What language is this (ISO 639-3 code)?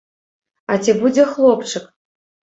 bel